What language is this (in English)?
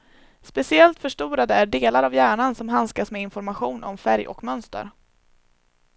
Swedish